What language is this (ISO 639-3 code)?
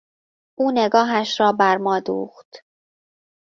fas